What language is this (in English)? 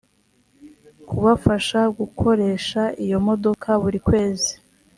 Kinyarwanda